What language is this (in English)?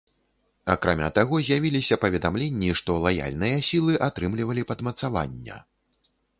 Belarusian